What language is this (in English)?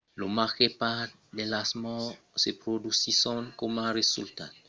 Occitan